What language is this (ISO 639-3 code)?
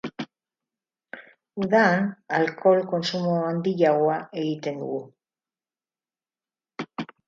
eus